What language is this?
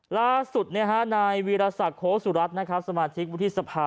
Thai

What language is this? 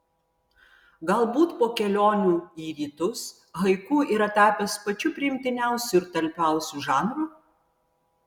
Lithuanian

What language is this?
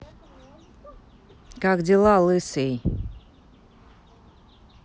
Russian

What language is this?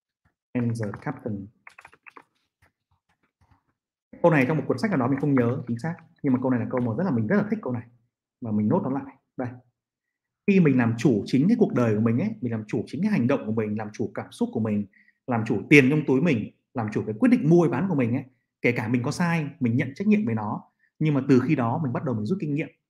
Vietnamese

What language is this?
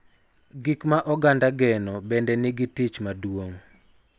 Luo (Kenya and Tanzania)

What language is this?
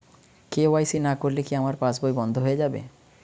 Bangla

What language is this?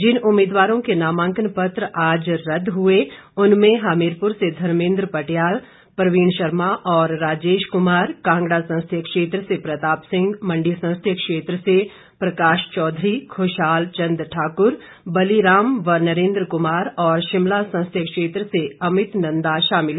Hindi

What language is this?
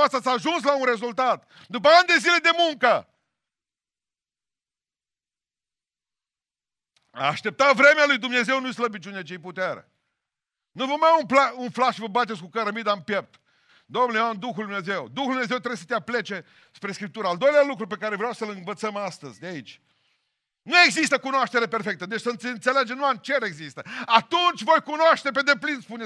Romanian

